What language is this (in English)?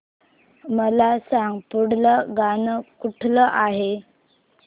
Marathi